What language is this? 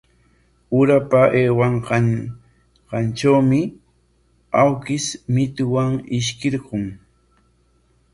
Corongo Ancash Quechua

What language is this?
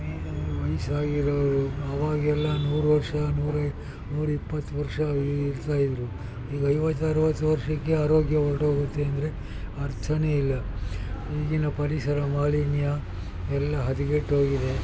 Kannada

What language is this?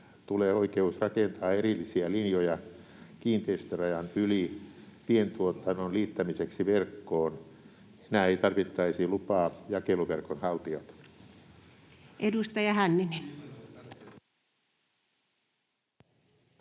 Finnish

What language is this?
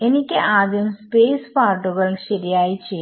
Malayalam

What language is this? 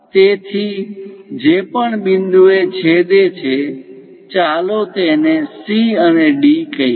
Gujarati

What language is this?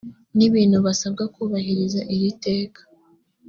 Kinyarwanda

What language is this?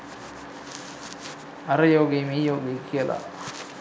Sinhala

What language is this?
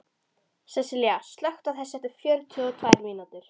Icelandic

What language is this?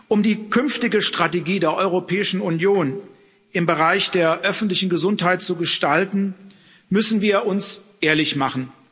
German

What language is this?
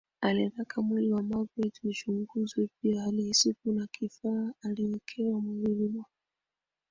Swahili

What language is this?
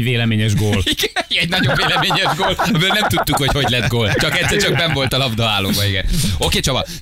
Hungarian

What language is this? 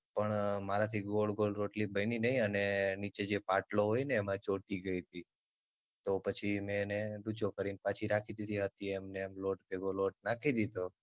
Gujarati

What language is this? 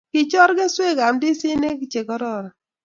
Kalenjin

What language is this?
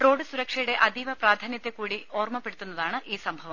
Malayalam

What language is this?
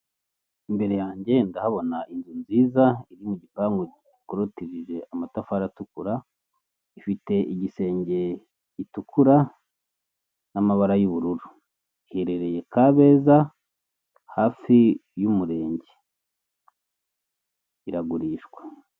Kinyarwanda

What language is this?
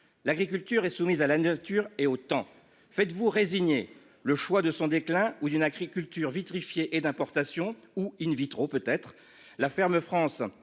French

